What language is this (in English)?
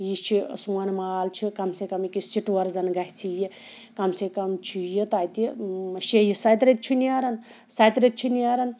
Kashmiri